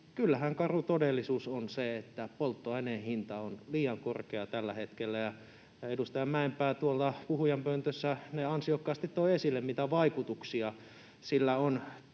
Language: Finnish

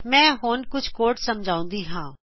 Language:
Punjabi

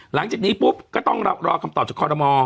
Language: Thai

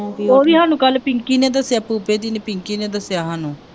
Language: Punjabi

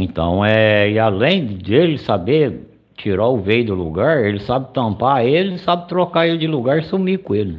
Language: Portuguese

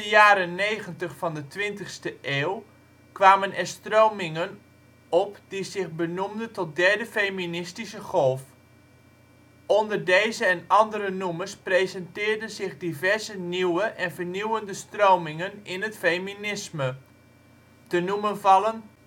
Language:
Dutch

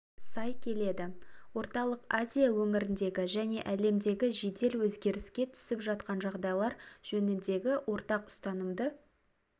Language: Kazakh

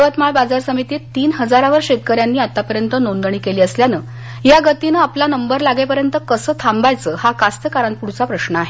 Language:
Marathi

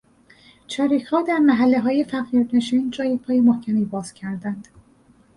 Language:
Persian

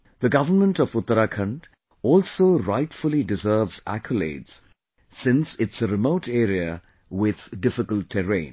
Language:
English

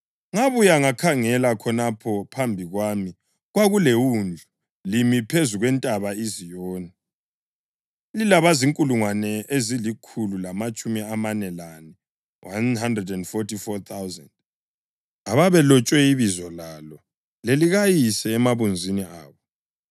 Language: North Ndebele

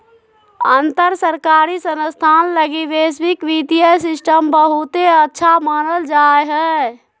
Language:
Magahi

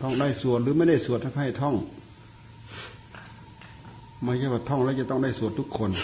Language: Thai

